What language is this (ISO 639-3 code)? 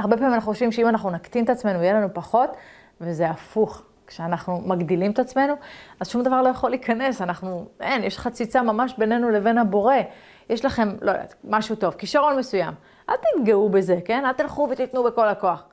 heb